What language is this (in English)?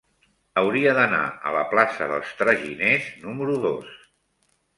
Catalan